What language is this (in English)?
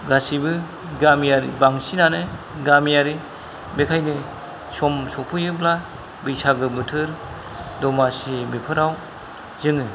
Bodo